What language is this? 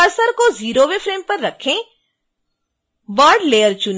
Hindi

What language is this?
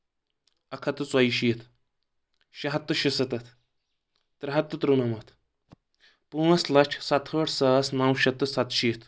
Kashmiri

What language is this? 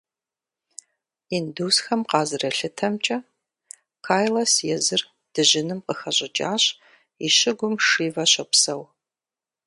Kabardian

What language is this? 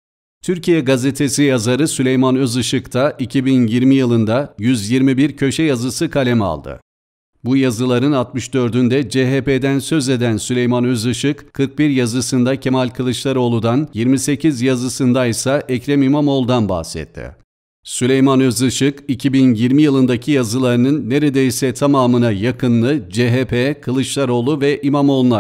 Turkish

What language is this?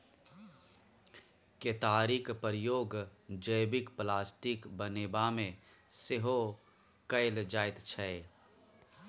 Maithili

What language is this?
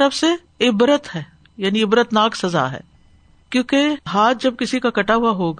Urdu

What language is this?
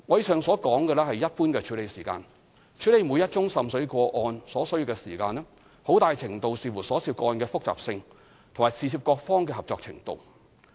Cantonese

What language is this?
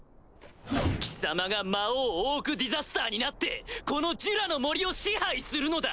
Japanese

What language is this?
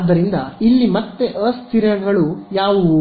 Kannada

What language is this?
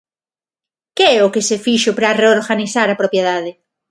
Galician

